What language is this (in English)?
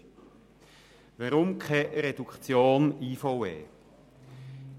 Swiss German